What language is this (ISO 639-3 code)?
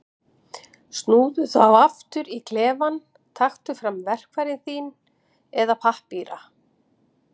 isl